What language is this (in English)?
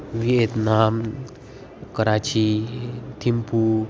Sanskrit